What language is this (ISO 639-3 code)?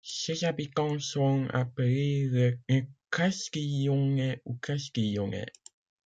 fra